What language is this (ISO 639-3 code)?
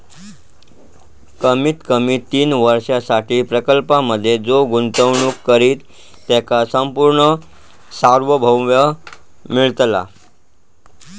mar